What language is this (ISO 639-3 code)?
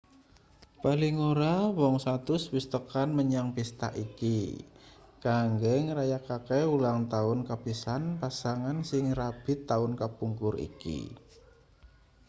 jav